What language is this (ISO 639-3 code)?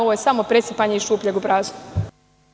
srp